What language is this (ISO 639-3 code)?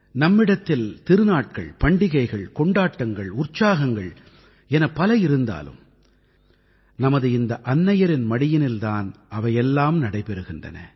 tam